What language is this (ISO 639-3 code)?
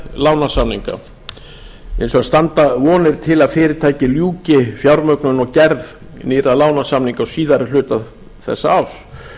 isl